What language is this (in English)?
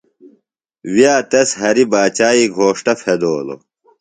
Phalura